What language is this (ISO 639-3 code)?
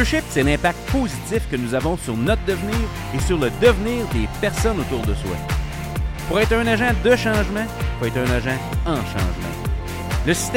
fra